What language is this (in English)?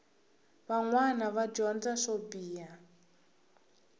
Tsonga